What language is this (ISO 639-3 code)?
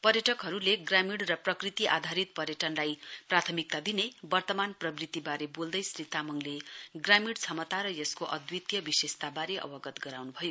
nep